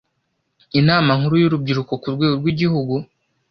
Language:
Kinyarwanda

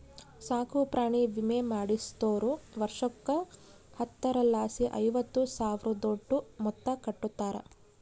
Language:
Kannada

